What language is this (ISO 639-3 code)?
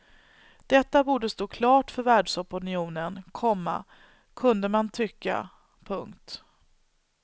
swe